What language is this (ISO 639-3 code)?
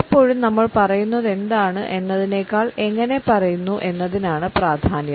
mal